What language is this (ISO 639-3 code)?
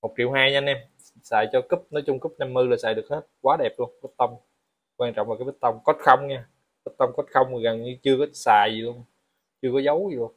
vie